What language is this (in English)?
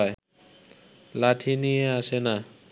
Bangla